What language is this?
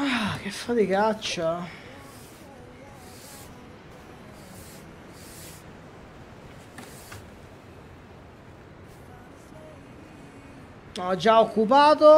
Italian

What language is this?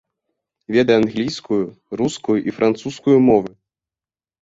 Belarusian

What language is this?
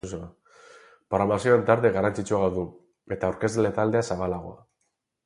Basque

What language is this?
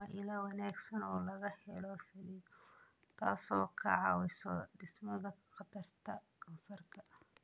Somali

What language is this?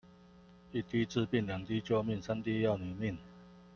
Chinese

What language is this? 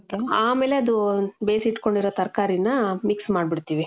Kannada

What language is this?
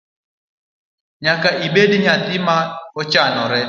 Luo (Kenya and Tanzania)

